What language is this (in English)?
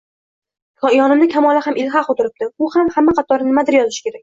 Uzbek